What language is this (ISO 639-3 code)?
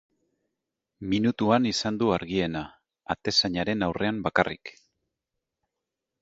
eus